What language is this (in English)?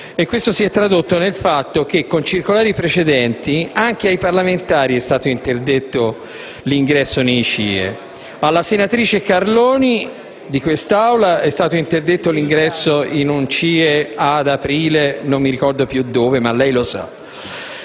Italian